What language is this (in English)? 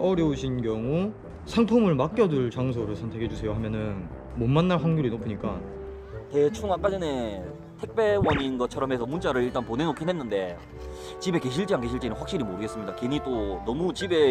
Korean